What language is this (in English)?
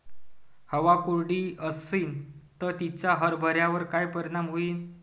Marathi